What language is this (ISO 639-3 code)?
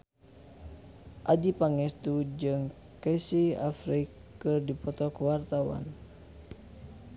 sun